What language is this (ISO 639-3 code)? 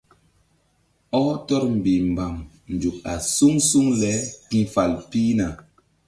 mdd